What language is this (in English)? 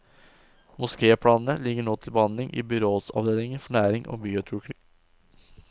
Norwegian